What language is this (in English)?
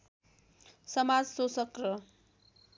Nepali